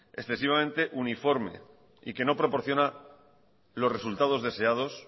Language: Spanish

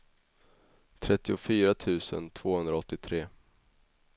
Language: Swedish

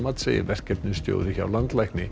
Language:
Icelandic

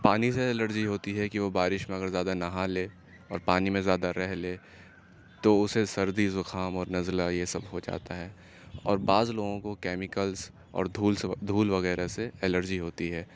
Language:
Urdu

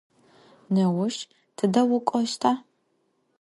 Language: Adyghe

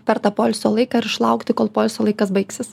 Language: Lithuanian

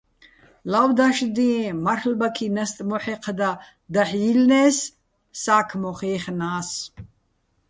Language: Bats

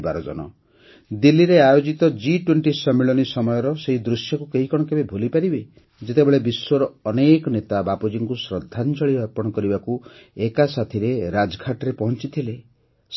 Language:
Odia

